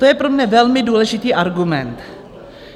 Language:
Czech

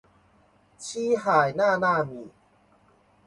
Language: Chinese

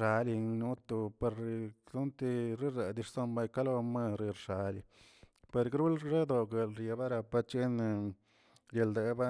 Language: Tilquiapan Zapotec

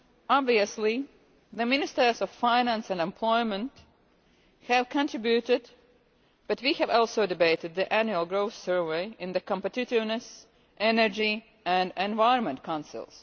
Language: English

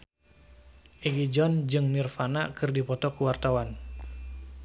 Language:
Sundanese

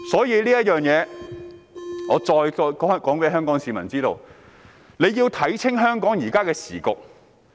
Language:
Cantonese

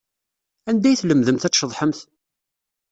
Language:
Kabyle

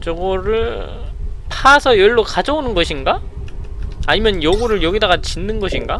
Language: Korean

